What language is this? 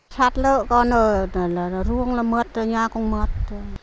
Vietnamese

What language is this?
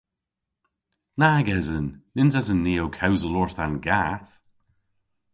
Cornish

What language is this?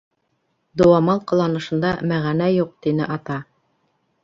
Bashkir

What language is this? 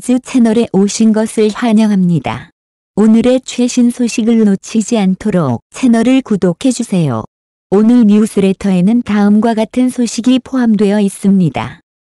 Korean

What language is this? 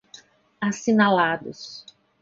Portuguese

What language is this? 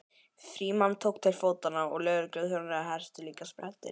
Icelandic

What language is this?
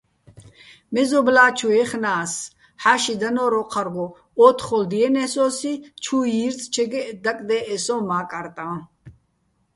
Bats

